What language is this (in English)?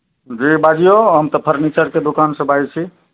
Maithili